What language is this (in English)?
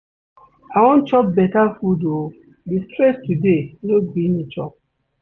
Nigerian Pidgin